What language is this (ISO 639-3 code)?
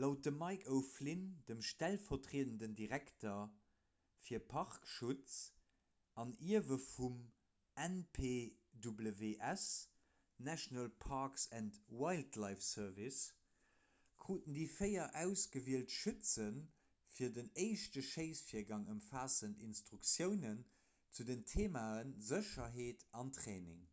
ltz